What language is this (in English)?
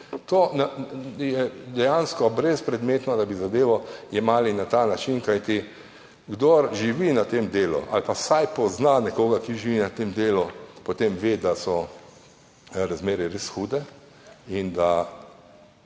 Slovenian